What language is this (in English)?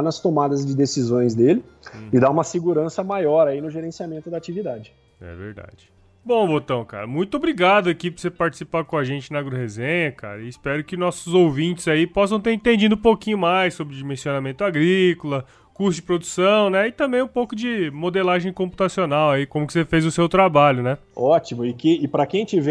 Portuguese